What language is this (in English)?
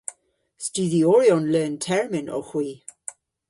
Cornish